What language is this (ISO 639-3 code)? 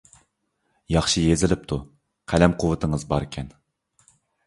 uig